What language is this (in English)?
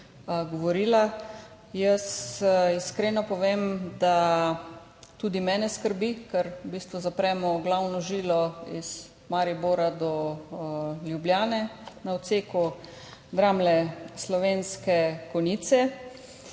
Slovenian